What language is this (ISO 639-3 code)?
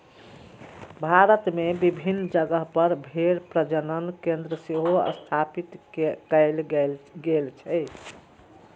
mai